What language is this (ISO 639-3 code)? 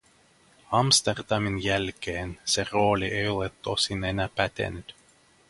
fin